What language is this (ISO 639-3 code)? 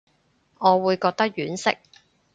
yue